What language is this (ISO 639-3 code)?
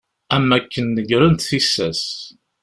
kab